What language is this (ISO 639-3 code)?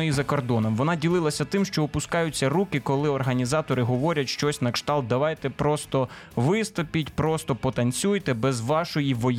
ukr